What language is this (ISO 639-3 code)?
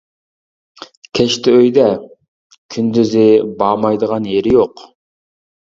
uig